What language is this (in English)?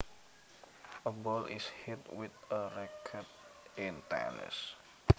Javanese